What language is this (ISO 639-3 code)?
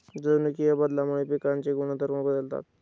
mar